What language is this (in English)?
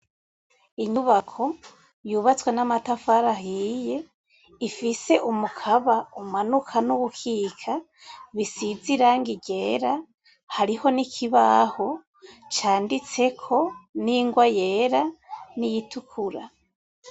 Rundi